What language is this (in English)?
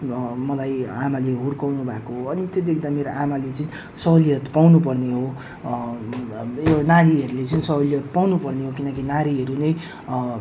Nepali